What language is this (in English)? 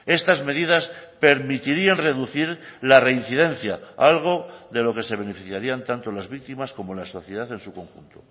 Spanish